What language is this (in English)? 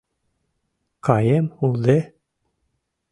Mari